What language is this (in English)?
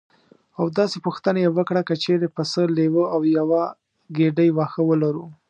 Pashto